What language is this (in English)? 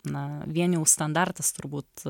Lithuanian